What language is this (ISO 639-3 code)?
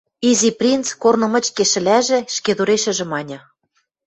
mrj